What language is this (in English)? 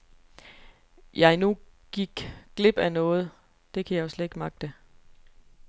Danish